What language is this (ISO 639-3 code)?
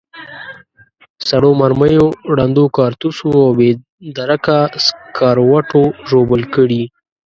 pus